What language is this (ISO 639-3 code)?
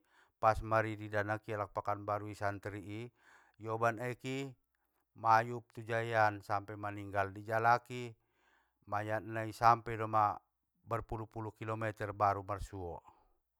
btm